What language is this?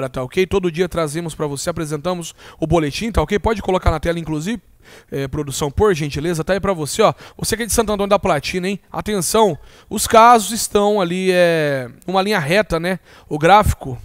Portuguese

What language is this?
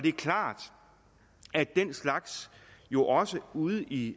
Danish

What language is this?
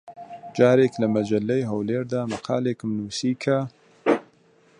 Central Kurdish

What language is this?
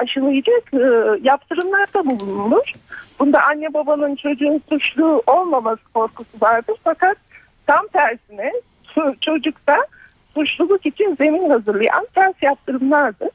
Turkish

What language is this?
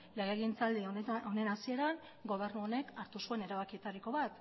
Basque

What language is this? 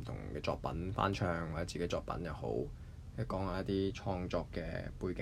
Chinese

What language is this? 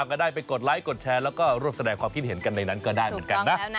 Thai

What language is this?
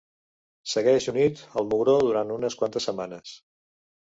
Catalan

